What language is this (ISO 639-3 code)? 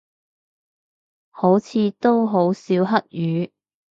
yue